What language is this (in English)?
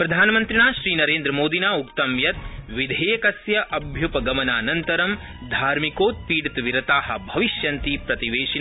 Sanskrit